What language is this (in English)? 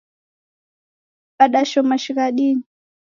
Taita